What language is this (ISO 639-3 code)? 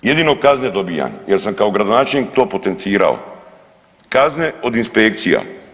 hrv